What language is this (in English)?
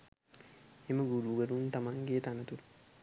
Sinhala